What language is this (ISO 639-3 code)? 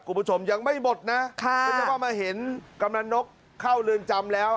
tha